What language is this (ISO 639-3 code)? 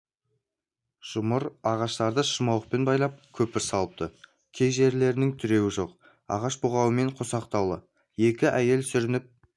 kaz